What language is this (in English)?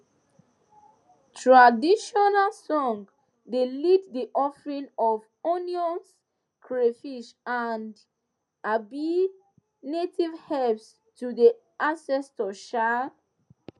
Nigerian Pidgin